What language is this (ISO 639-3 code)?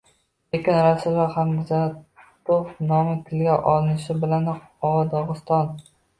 uzb